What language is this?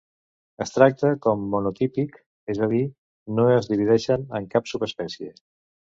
Catalan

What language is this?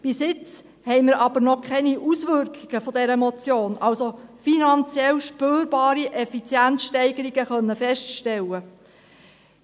Swiss German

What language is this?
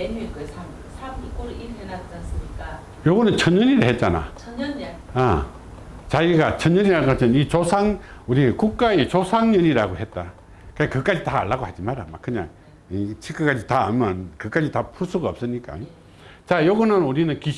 Korean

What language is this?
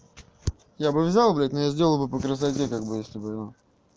Russian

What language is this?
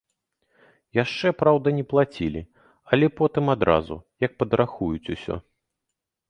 Belarusian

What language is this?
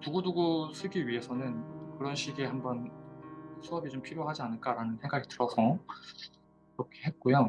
Korean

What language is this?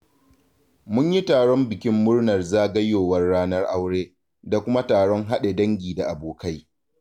Hausa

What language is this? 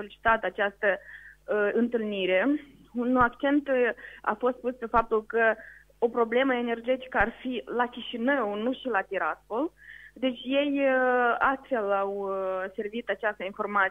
Romanian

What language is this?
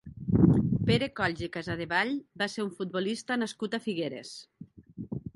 Catalan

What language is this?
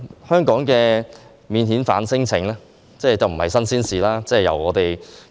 Cantonese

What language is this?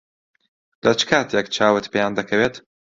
Central Kurdish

